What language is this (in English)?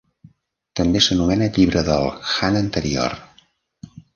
Catalan